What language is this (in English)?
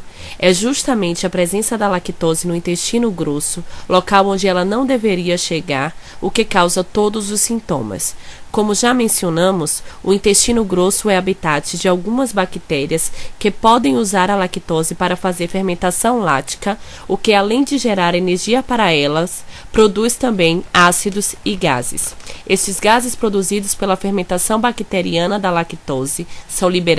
Portuguese